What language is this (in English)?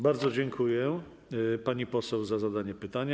Polish